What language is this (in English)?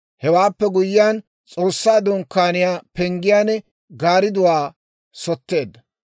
Dawro